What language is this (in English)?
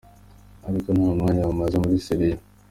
Kinyarwanda